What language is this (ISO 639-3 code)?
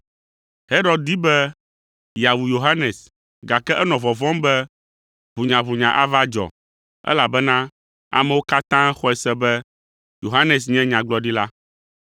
ewe